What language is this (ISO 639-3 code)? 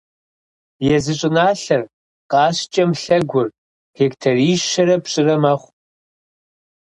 kbd